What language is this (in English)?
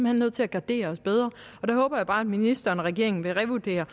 Danish